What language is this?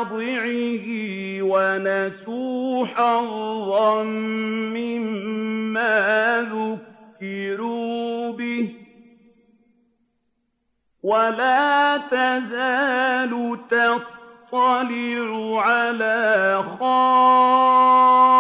Arabic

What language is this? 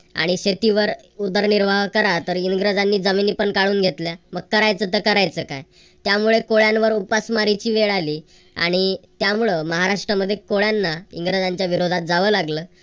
Marathi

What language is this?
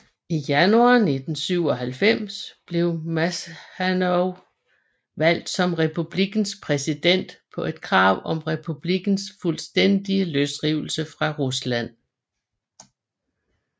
Danish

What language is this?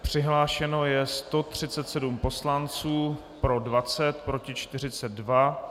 Czech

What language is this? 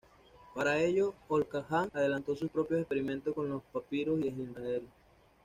Spanish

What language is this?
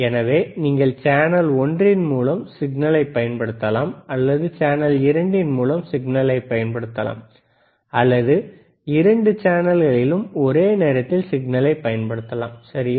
Tamil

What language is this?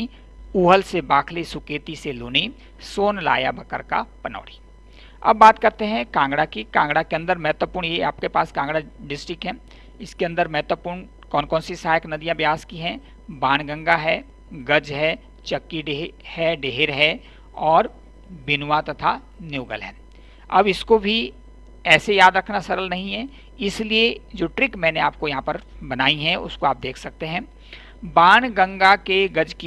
Hindi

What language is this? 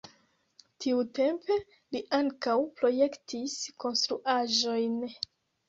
Esperanto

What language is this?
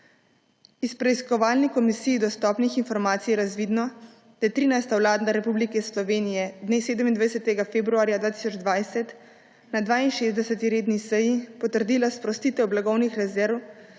Slovenian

